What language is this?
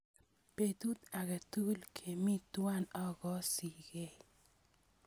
Kalenjin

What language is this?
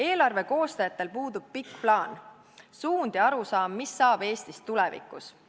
Estonian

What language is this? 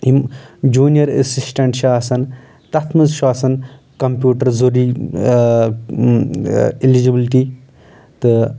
Kashmiri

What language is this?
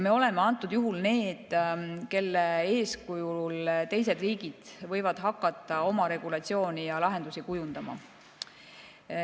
Estonian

